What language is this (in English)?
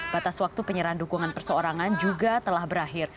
Indonesian